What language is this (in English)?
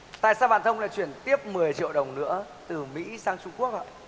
Vietnamese